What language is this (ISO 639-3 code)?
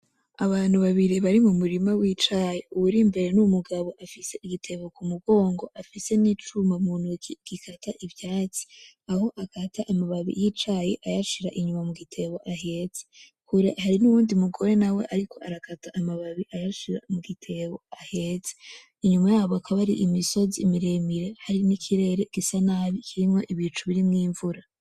run